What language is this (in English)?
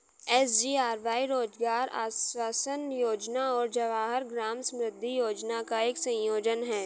Hindi